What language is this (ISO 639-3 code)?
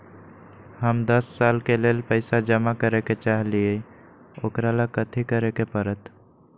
mag